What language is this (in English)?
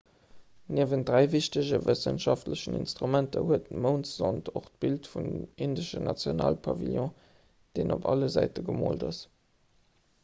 Luxembourgish